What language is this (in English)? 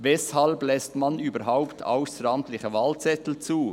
Swiss German